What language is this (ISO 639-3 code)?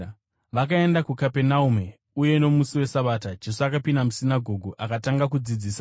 sna